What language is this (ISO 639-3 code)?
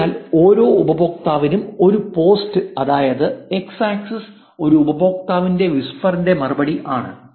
mal